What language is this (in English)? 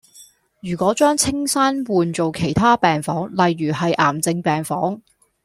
Cantonese